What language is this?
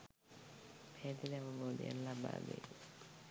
Sinhala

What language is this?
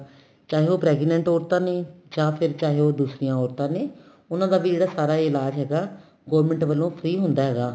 Punjabi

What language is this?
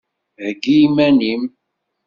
Kabyle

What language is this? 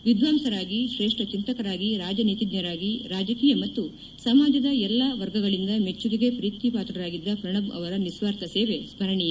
Kannada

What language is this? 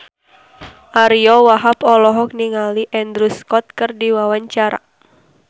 Sundanese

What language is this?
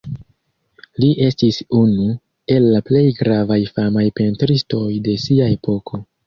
Esperanto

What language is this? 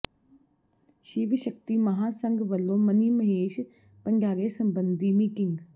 Punjabi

